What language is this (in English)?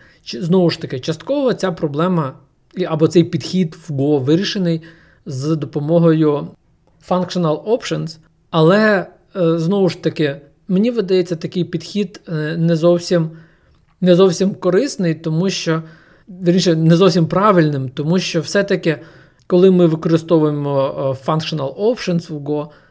Ukrainian